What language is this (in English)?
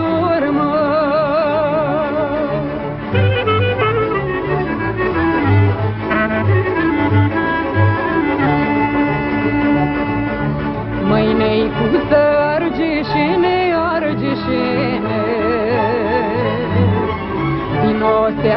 Romanian